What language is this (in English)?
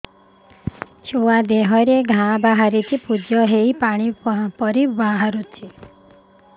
Odia